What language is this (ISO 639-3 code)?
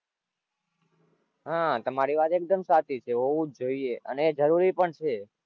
guj